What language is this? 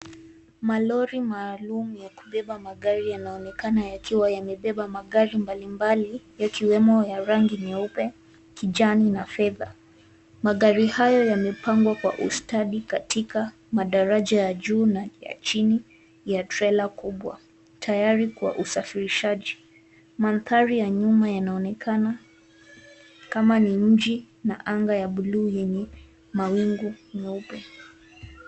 Swahili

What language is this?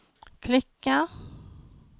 Swedish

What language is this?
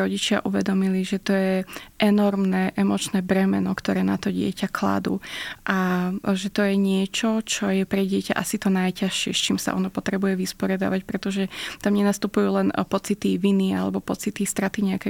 Slovak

